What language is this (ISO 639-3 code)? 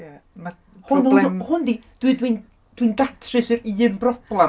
cym